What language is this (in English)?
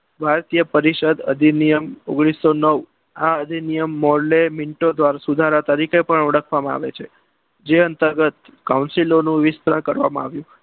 Gujarati